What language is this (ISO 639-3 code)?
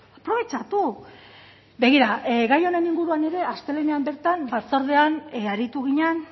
eus